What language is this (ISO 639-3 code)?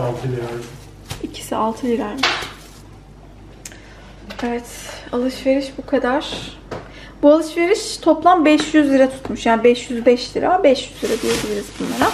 tur